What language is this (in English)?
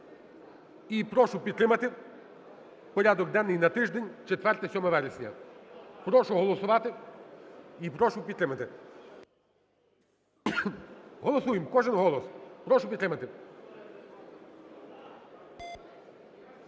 Ukrainian